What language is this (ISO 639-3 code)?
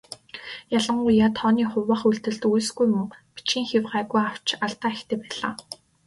mon